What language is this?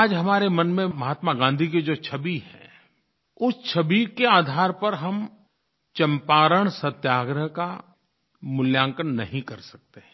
Hindi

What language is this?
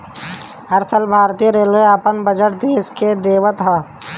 Bhojpuri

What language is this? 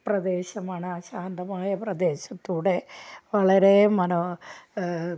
Malayalam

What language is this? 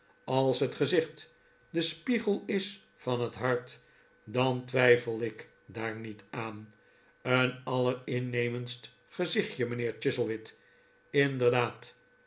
Dutch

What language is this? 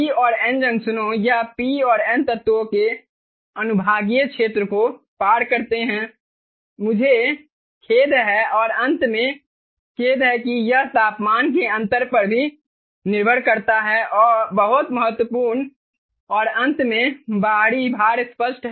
Hindi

